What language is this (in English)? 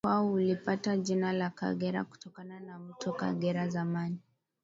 Swahili